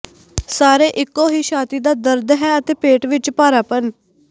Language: Punjabi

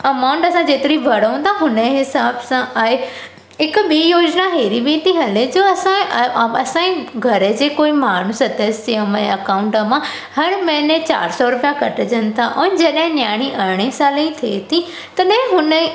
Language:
Sindhi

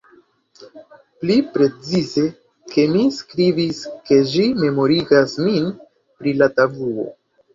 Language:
Esperanto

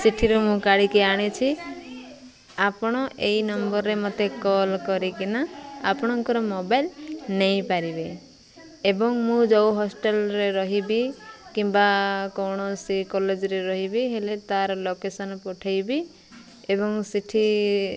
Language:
Odia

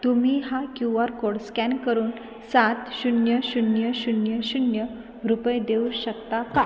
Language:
Marathi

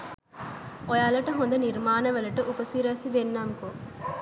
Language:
Sinhala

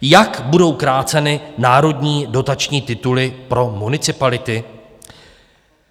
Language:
Czech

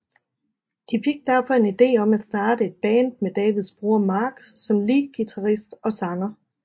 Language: Danish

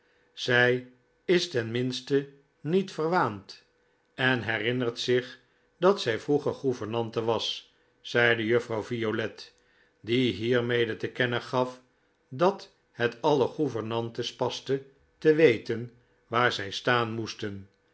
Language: Dutch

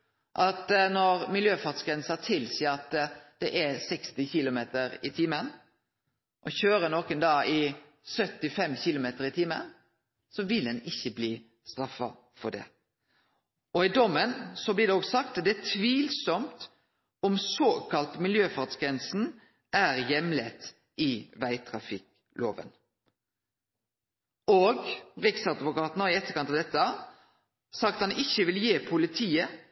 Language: Norwegian Nynorsk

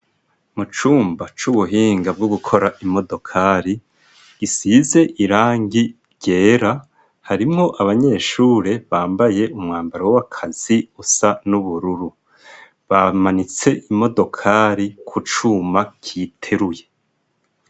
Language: Rundi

